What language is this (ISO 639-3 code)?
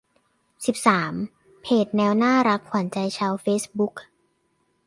tha